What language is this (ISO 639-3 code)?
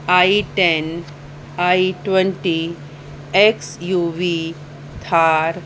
snd